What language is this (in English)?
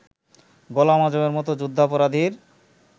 Bangla